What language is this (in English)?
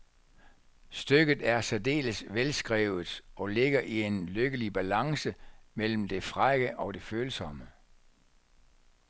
Danish